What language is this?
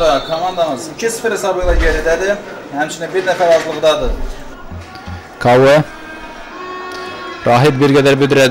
Turkish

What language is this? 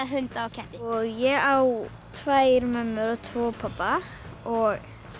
Icelandic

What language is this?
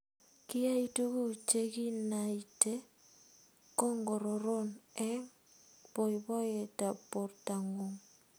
Kalenjin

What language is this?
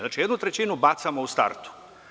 Serbian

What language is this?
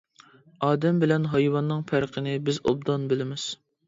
Uyghur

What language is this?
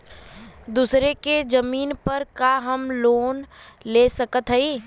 Bhojpuri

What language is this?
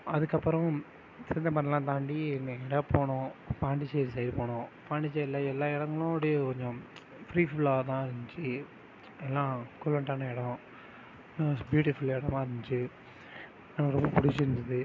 Tamil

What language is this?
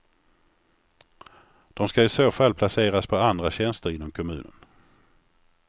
Swedish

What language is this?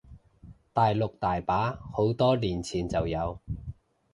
Cantonese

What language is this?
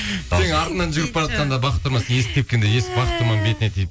Kazakh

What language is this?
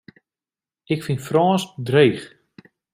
Western Frisian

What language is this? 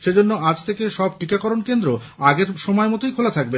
Bangla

